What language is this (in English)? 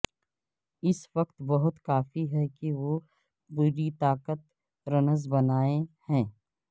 Urdu